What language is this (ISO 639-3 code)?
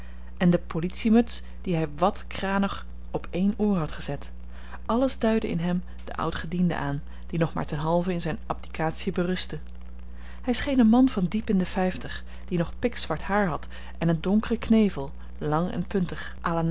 nld